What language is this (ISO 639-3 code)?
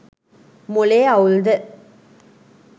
sin